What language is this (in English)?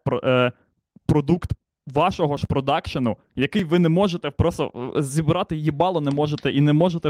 Ukrainian